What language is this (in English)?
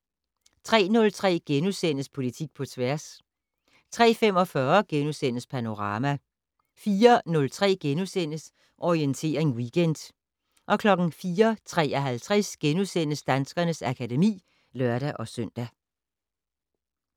Danish